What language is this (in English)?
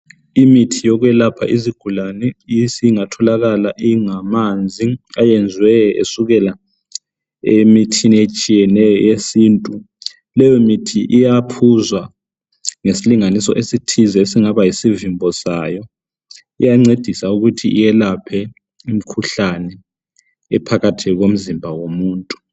North Ndebele